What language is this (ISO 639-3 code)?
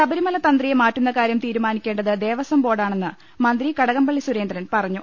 mal